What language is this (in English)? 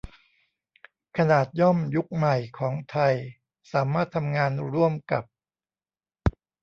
Thai